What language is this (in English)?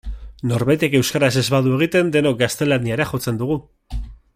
Basque